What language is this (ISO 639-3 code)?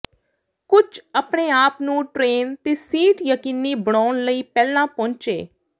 pan